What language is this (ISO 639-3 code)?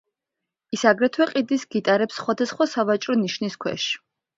kat